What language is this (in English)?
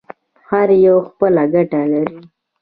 Pashto